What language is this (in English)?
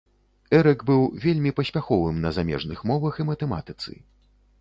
Belarusian